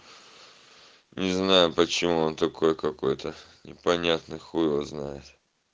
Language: Russian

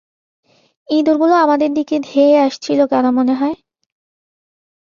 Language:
Bangla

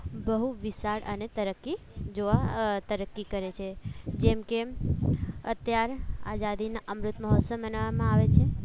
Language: Gujarati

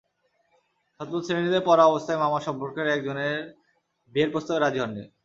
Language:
Bangla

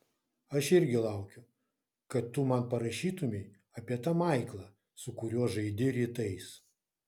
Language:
Lithuanian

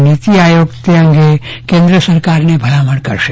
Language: Gujarati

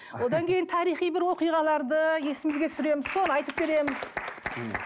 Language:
Kazakh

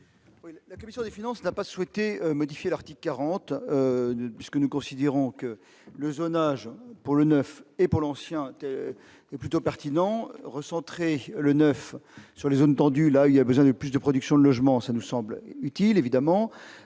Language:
French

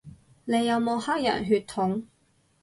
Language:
Cantonese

